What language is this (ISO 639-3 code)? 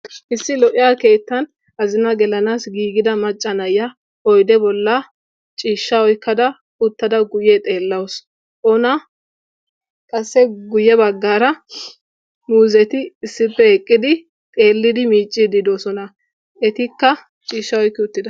wal